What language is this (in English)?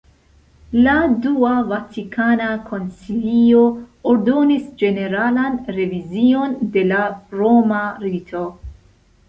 Esperanto